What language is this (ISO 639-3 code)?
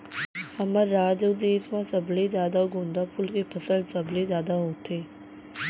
hne